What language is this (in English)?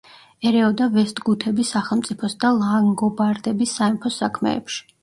Georgian